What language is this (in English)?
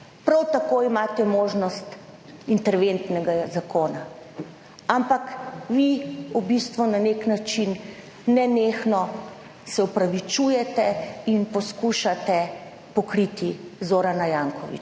Slovenian